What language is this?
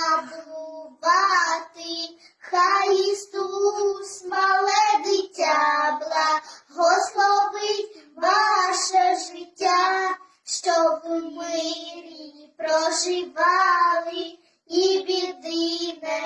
Indonesian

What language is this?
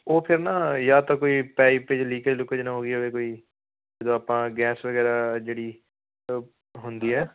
Punjabi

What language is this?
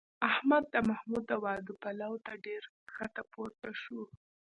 Pashto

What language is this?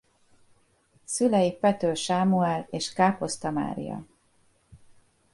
Hungarian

